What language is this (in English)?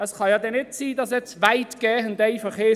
Swiss German